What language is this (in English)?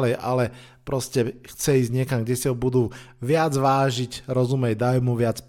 Slovak